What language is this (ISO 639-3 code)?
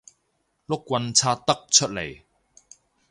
yue